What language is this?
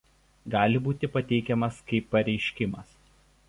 Lithuanian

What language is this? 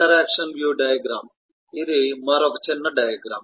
Telugu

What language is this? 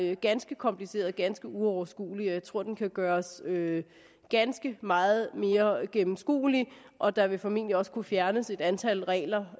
Danish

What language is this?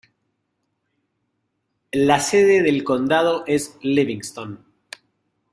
Spanish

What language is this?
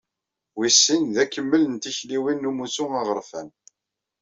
Kabyle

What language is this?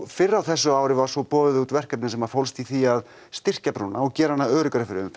Icelandic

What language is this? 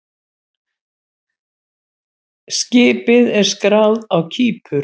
Icelandic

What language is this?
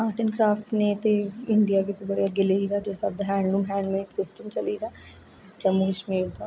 Dogri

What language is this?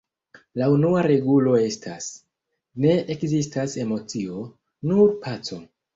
Esperanto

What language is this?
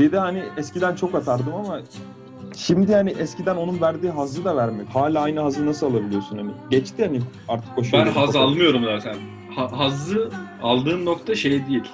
Turkish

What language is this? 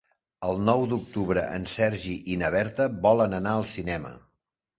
Catalan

